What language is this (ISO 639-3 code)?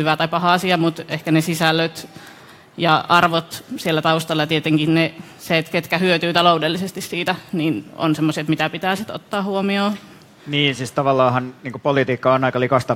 fin